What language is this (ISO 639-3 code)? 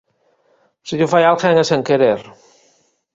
glg